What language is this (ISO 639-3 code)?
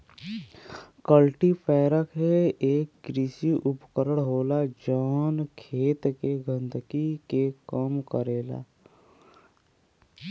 bho